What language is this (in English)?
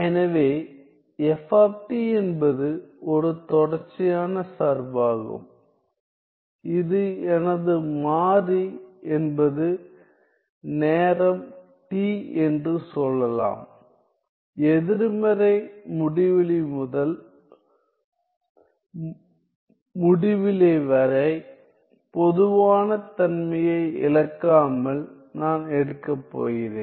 Tamil